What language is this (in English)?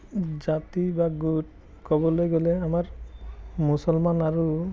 Assamese